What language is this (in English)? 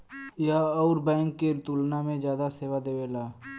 Bhojpuri